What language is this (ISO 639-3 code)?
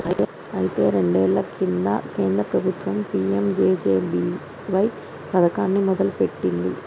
tel